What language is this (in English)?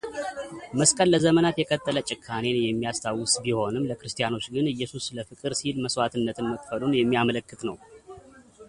Amharic